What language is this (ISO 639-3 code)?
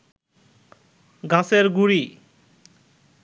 ben